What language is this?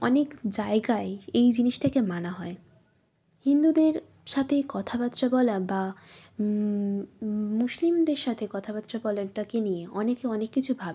Bangla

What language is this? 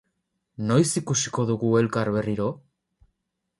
Basque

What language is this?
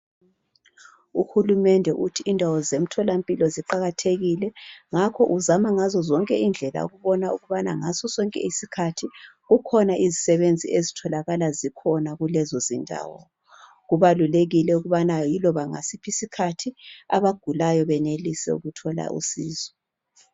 North Ndebele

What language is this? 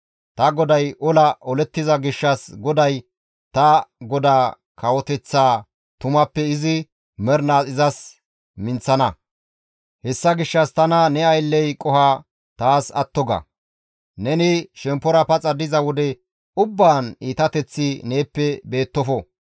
Gamo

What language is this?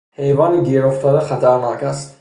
Persian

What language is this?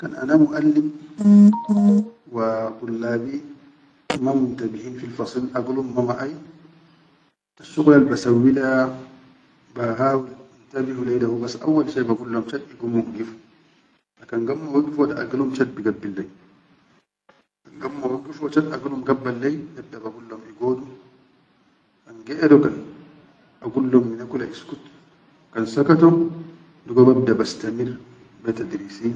Chadian Arabic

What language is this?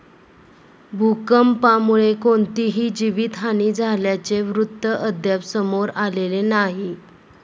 Marathi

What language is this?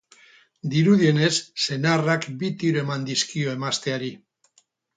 Basque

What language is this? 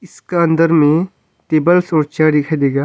Hindi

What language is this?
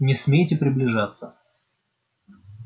Russian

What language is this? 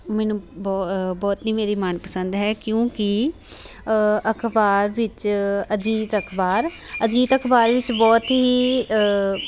Punjabi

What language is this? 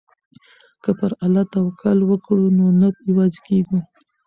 Pashto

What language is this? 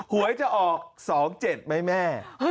Thai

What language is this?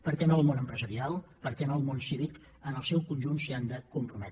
Catalan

